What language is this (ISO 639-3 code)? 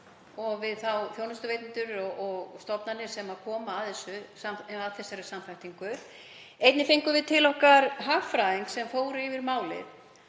isl